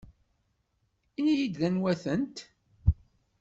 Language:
Kabyle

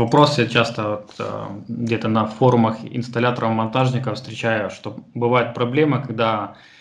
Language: Russian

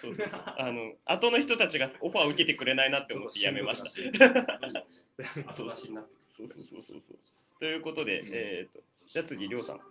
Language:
Japanese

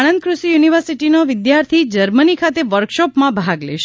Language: Gujarati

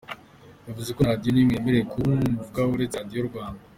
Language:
Kinyarwanda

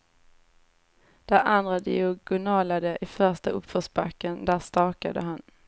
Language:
Swedish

